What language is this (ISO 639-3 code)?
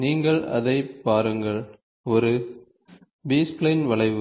tam